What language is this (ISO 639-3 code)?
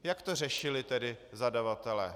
ces